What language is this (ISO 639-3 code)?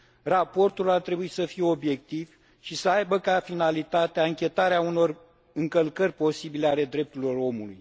ron